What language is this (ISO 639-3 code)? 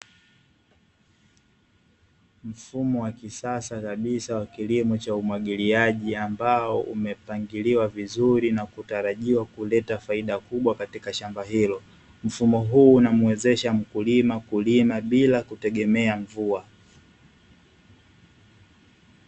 swa